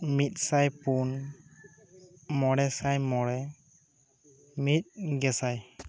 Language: Santali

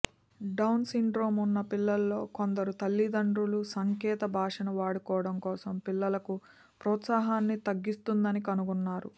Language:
Telugu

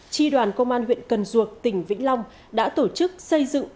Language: Vietnamese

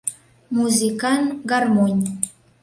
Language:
Mari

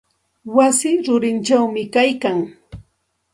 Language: Santa Ana de Tusi Pasco Quechua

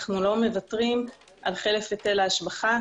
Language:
Hebrew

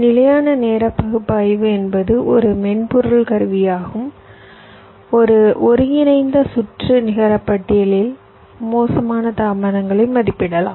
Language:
Tamil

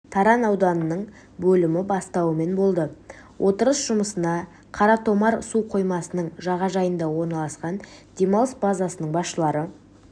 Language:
Kazakh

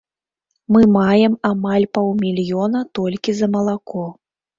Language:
Belarusian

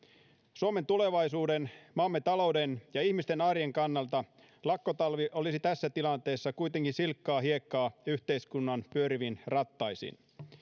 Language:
Finnish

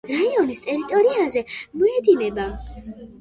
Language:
Georgian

